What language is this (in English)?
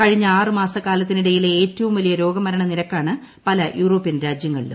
Malayalam